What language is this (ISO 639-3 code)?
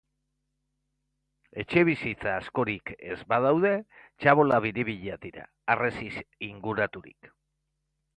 eus